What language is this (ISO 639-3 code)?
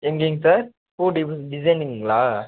tam